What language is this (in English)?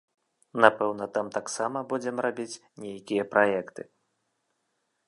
Belarusian